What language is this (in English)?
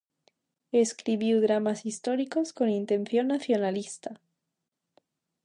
Galician